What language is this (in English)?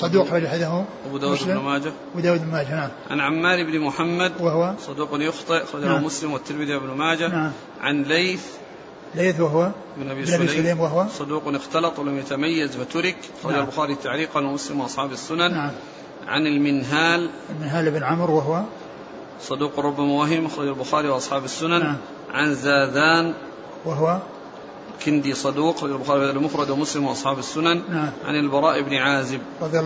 Arabic